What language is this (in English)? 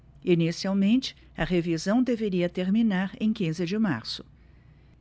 Portuguese